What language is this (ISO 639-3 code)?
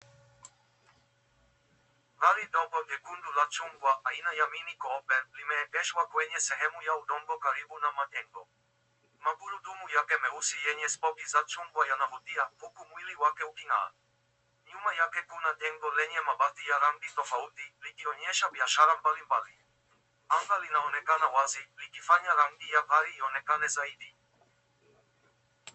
swa